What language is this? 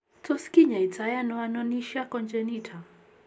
Kalenjin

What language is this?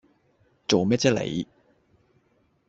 Cantonese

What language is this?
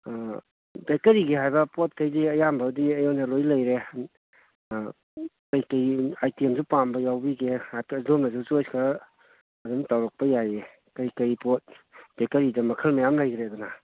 Manipuri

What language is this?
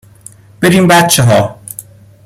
Persian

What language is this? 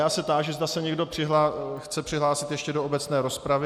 Czech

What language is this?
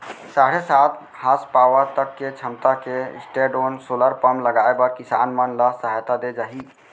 Chhattisgarhi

